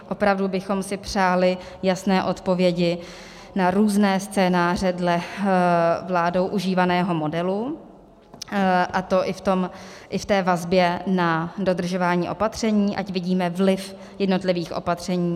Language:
Czech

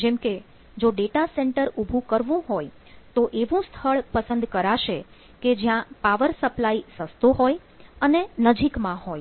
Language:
Gujarati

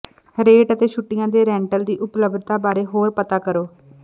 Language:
Punjabi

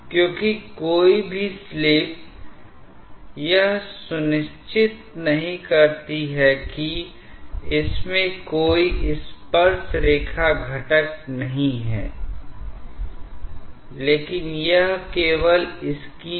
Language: Hindi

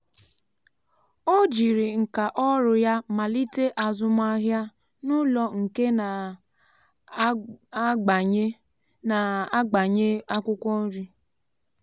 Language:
Igbo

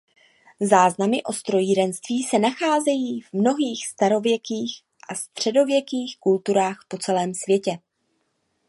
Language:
Czech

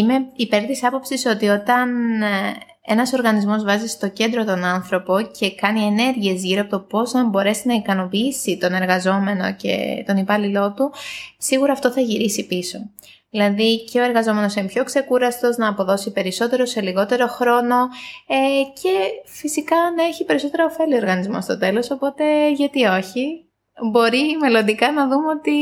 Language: Greek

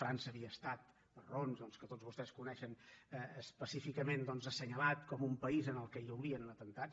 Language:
Catalan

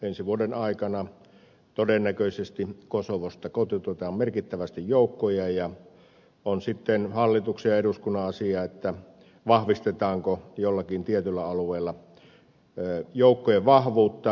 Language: Finnish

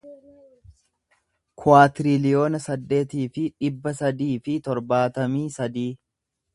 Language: Oromo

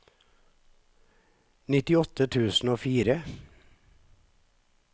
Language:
Norwegian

